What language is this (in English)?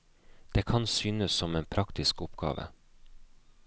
Norwegian